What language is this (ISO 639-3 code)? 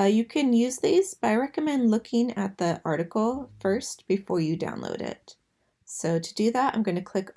eng